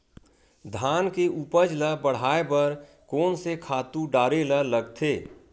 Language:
Chhattisgarhi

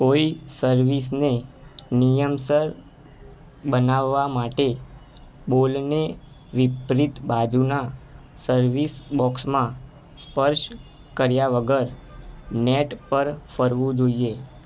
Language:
Gujarati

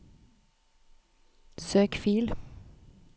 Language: Norwegian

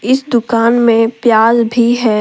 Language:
Hindi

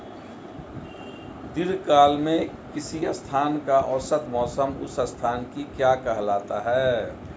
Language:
Hindi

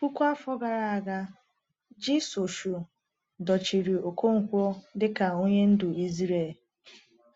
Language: Igbo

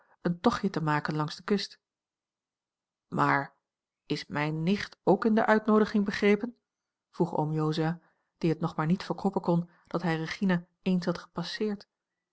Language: Dutch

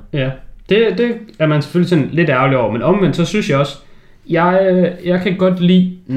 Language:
Danish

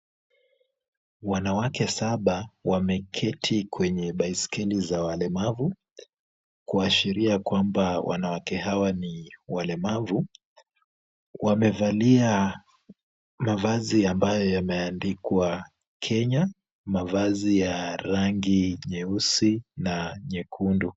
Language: Swahili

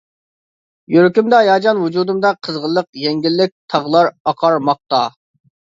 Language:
Uyghur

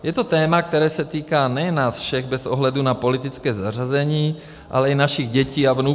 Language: Czech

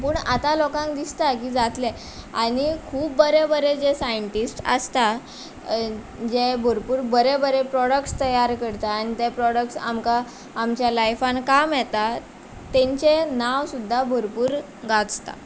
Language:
Konkani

